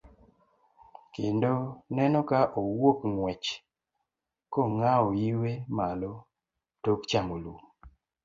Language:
Luo (Kenya and Tanzania)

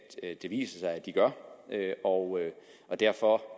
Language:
Danish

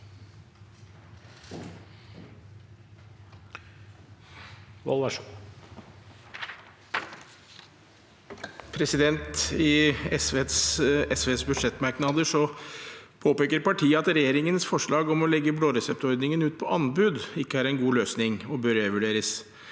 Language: Norwegian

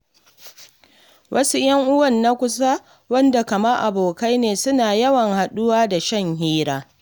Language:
Hausa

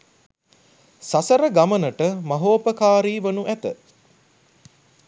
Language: Sinhala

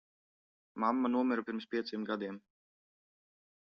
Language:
Latvian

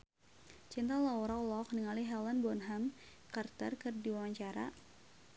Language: Sundanese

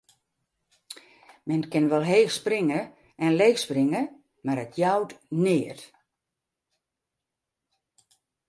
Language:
Western Frisian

